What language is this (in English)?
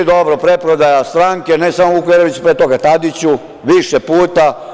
Serbian